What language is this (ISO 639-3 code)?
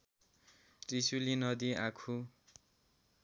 nep